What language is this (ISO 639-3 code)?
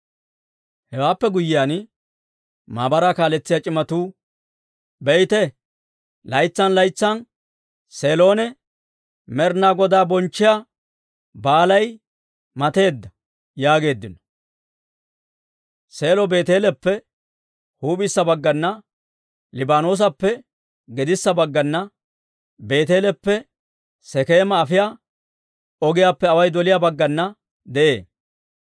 dwr